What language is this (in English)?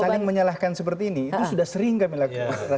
Indonesian